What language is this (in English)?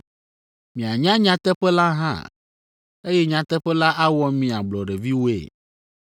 Ewe